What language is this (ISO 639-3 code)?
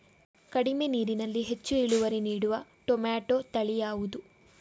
kan